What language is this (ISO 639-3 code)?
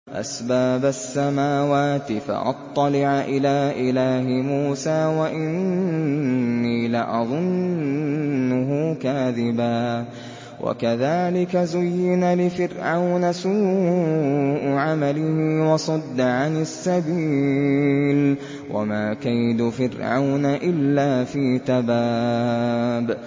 ara